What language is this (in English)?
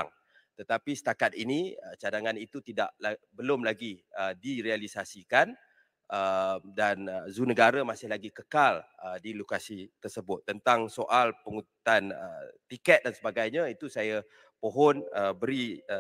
Malay